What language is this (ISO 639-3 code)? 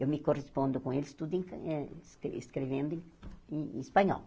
por